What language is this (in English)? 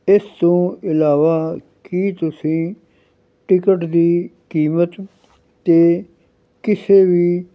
Punjabi